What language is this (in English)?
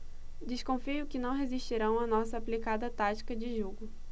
Portuguese